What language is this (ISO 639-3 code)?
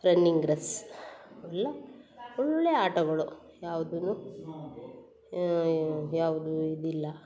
kan